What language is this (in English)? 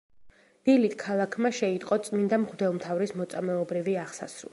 Georgian